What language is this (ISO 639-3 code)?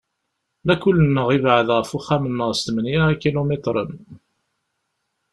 kab